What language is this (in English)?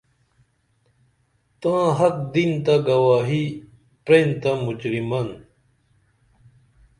Dameli